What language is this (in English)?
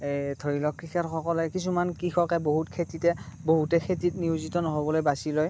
Assamese